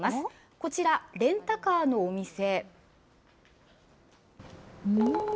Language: Japanese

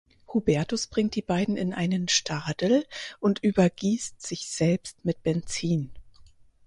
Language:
German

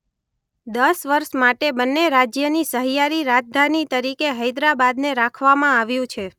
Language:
Gujarati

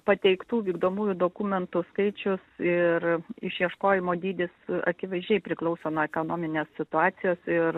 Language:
Lithuanian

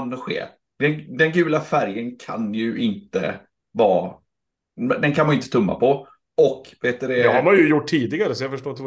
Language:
Swedish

